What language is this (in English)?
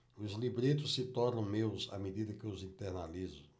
Portuguese